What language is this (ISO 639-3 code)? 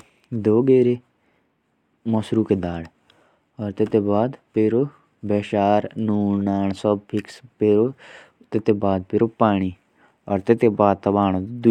jns